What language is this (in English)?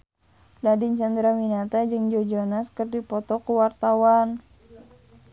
Sundanese